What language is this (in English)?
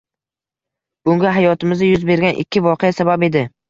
Uzbek